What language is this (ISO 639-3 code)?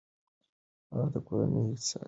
pus